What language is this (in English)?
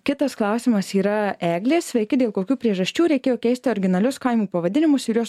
Lithuanian